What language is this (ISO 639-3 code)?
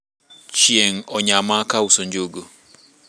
luo